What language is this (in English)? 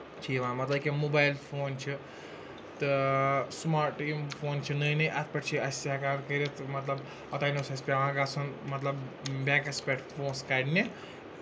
Kashmiri